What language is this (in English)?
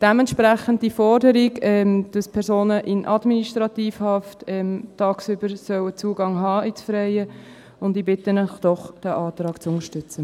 Swiss German